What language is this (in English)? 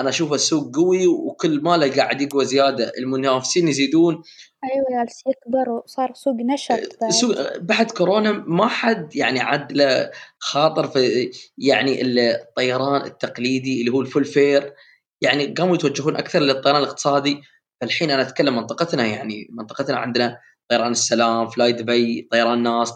Arabic